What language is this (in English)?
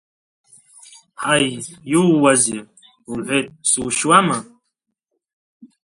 Abkhazian